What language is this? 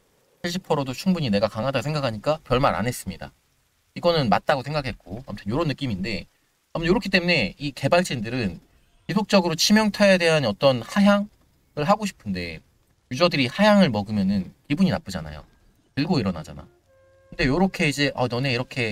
Korean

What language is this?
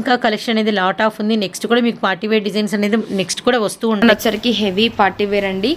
Telugu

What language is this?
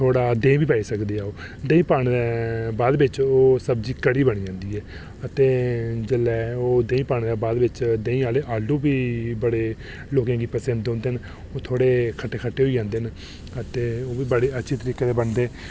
Dogri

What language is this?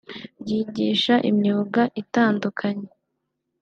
Kinyarwanda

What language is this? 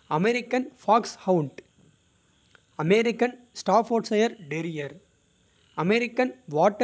Kota (India)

